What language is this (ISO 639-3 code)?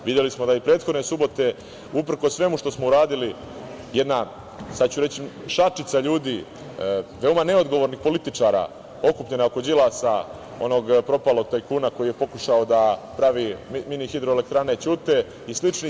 srp